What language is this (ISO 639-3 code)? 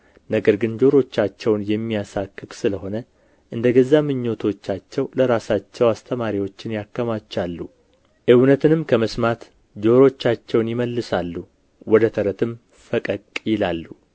amh